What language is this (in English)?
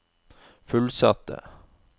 Norwegian